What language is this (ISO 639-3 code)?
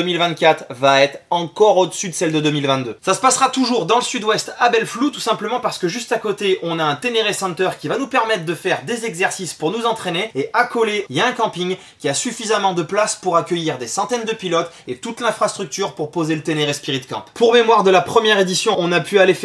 fra